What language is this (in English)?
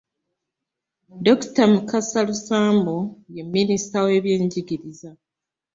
Ganda